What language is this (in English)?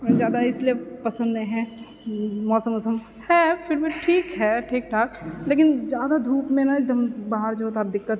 Maithili